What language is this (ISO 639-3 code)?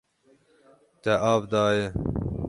kur